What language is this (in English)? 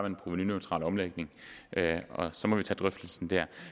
Danish